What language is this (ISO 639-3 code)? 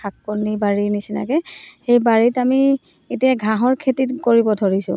asm